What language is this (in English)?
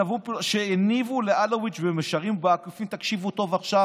Hebrew